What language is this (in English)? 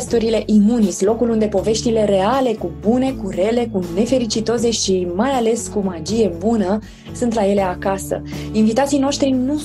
Romanian